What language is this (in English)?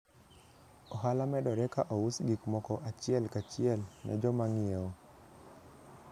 Luo (Kenya and Tanzania)